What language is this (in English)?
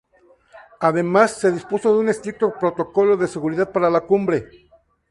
Spanish